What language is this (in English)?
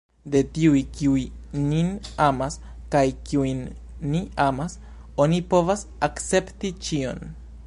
Esperanto